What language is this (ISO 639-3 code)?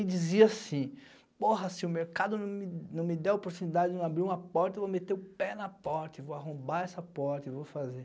por